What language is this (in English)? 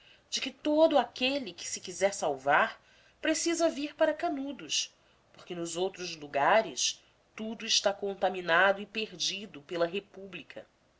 Portuguese